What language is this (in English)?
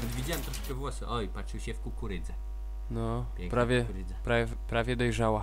Polish